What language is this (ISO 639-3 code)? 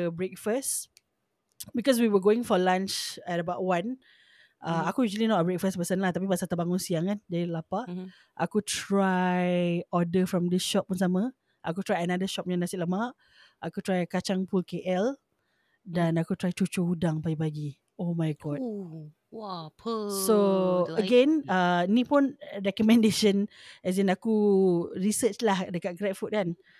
msa